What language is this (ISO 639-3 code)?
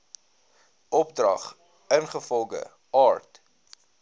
afr